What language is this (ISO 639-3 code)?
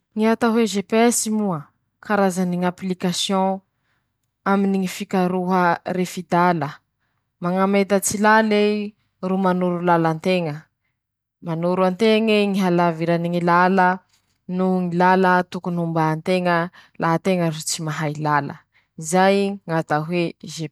msh